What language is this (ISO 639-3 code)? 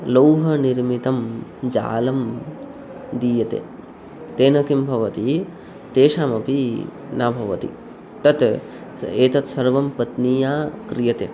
san